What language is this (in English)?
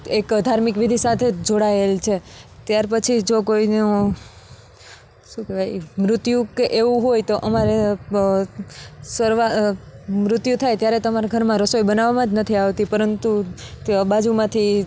Gujarati